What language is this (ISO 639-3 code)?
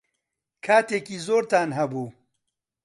ckb